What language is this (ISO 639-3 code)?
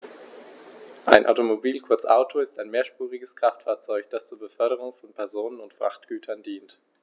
deu